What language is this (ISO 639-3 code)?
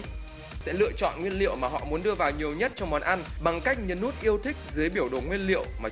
vie